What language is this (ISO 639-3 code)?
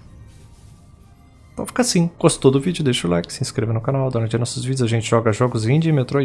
por